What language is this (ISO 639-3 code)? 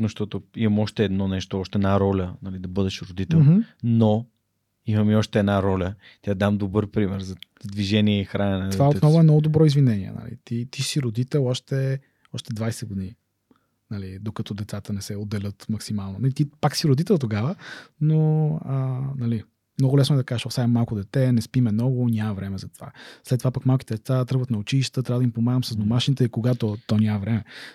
bul